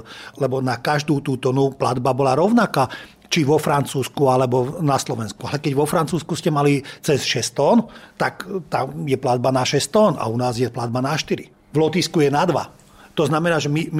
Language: Slovak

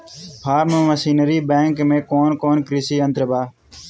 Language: Bhojpuri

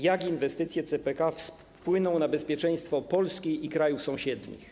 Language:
Polish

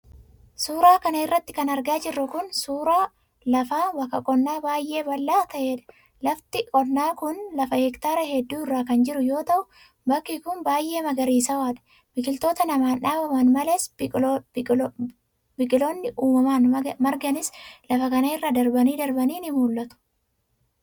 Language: Oromo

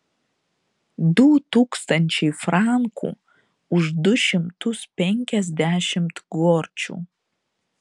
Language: Lithuanian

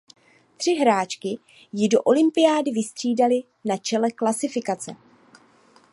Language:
Czech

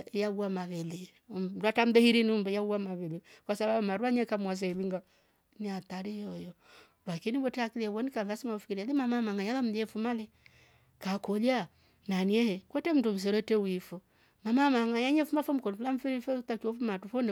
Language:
Rombo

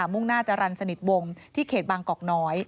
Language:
Thai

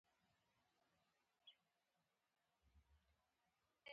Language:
Pashto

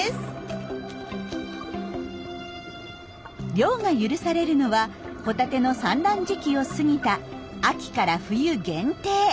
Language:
Japanese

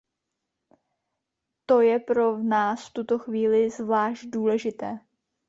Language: Czech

